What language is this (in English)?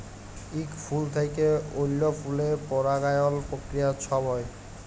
Bangla